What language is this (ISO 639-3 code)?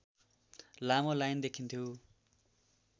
nep